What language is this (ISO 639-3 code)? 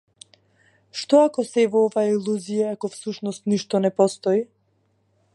mkd